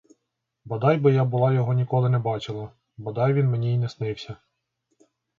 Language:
Ukrainian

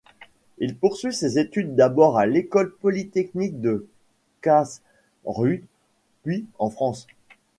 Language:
French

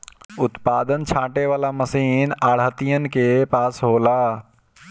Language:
Bhojpuri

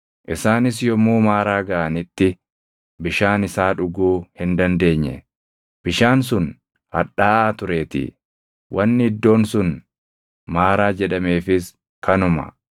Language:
Oromo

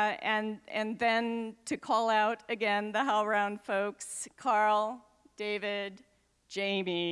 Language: English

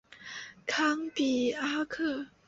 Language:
Chinese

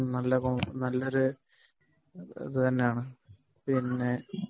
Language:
Malayalam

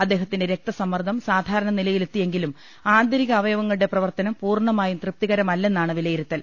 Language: Malayalam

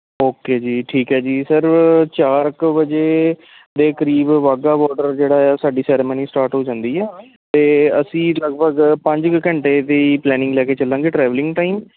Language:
Punjabi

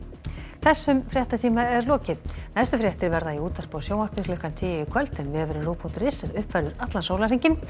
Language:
Icelandic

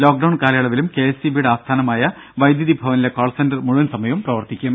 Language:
Malayalam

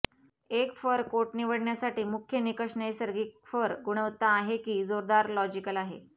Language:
Marathi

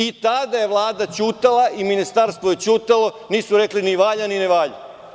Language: Serbian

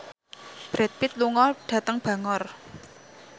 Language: Javanese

